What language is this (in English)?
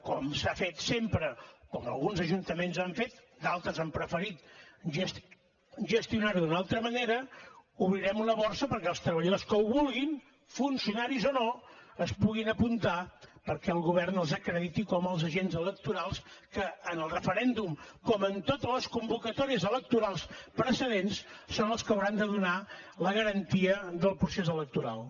Catalan